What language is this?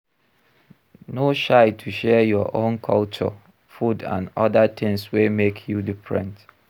Nigerian Pidgin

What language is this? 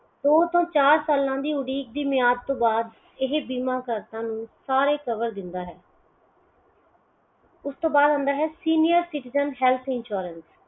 Punjabi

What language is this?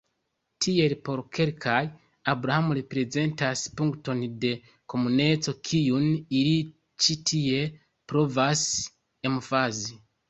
Esperanto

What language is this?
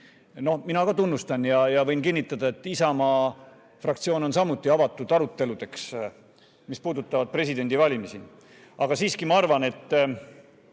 Estonian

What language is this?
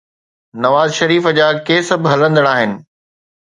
Sindhi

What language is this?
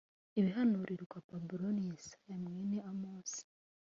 Kinyarwanda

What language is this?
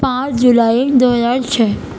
Urdu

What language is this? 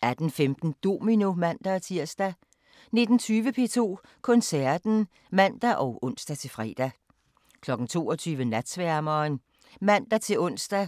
Danish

